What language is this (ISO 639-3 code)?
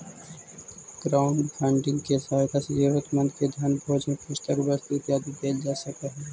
mag